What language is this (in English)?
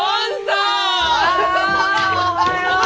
Japanese